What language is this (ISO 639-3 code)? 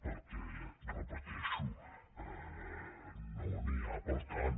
cat